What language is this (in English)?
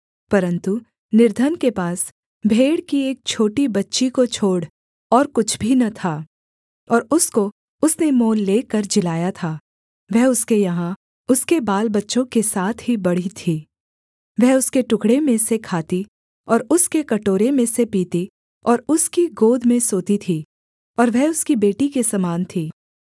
Hindi